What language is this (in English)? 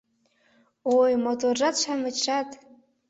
Mari